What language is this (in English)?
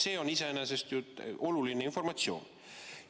Estonian